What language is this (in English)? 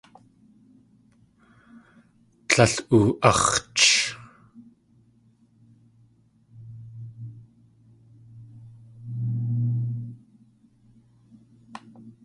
Tlingit